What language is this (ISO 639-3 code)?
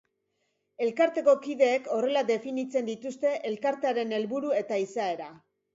eus